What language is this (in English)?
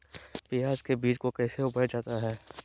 Magahi